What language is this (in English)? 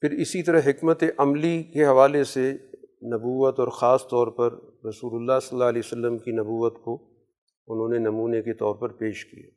Urdu